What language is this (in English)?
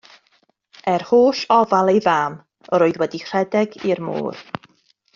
Welsh